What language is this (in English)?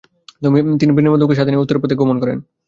Bangla